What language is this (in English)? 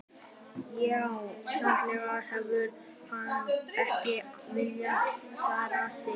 Icelandic